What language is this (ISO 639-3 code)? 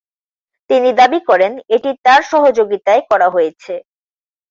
ben